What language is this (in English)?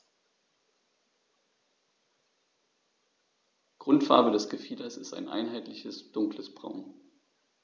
German